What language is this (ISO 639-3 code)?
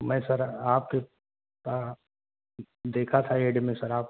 urd